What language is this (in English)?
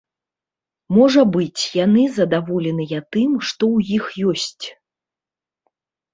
Belarusian